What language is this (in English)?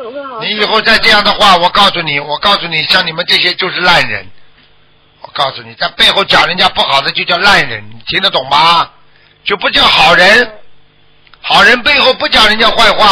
Chinese